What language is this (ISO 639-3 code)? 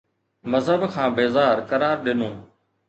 snd